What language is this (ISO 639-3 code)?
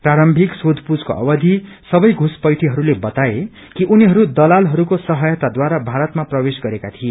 nep